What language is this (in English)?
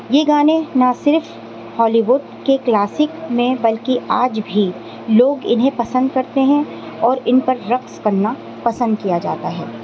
Urdu